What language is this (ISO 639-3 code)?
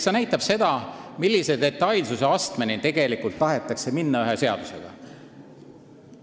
est